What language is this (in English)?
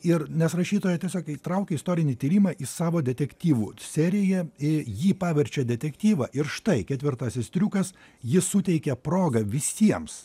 Lithuanian